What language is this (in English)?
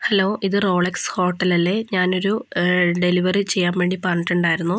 Malayalam